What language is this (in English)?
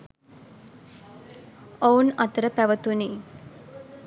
Sinhala